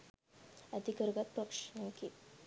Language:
Sinhala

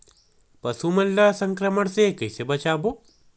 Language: Chhattisgarhi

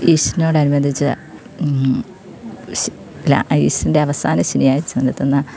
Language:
Malayalam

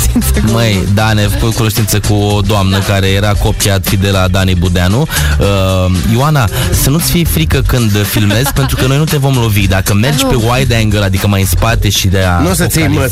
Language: Romanian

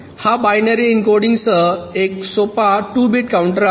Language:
Marathi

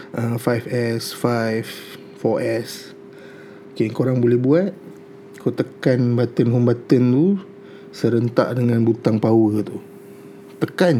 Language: Malay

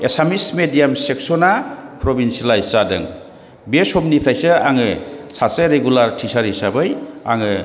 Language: Bodo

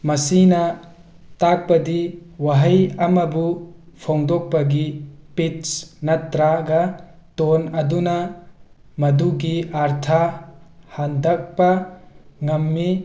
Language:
Manipuri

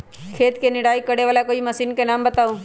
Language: Magahi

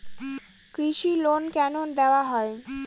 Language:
Bangla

